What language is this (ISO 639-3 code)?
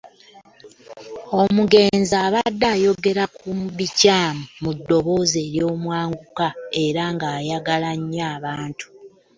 lug